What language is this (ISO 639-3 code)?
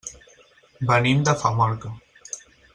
cat